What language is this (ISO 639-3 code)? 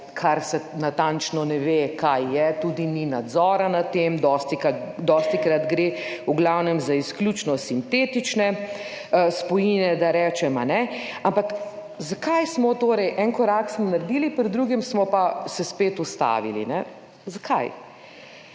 slv